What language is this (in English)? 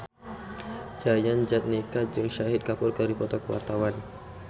Sundanese